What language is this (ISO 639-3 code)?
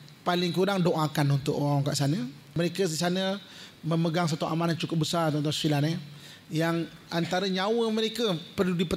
msa